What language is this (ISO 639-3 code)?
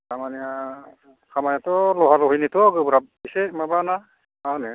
brx